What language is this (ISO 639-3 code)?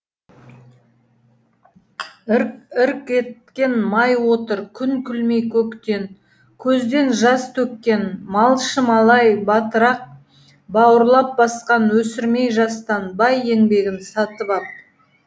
kaz